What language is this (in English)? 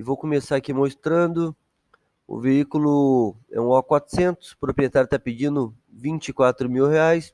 Portuguese